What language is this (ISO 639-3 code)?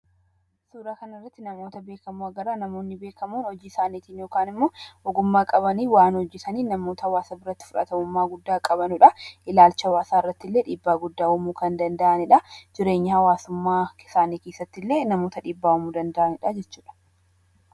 orm